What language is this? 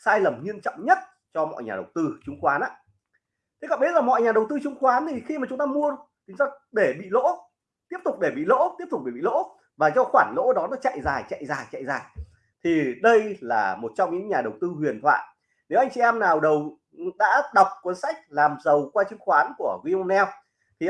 Vietnamese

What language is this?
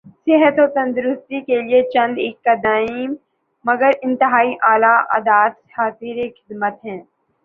Urdu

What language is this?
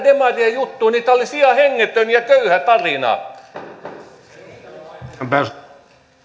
Finnish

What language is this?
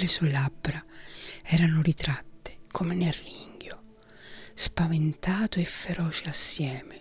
Italian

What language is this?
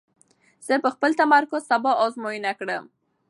Pashto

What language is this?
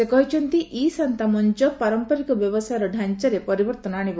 Odia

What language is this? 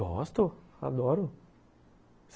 Portuguese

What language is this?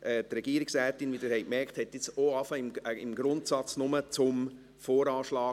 Swiss German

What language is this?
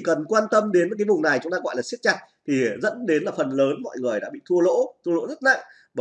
Vietnamese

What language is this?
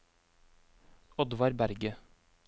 Norwegian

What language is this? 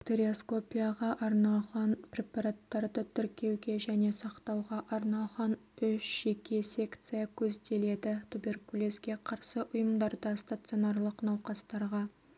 Kazakh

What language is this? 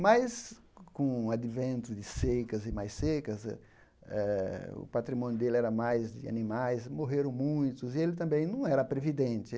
Portuguese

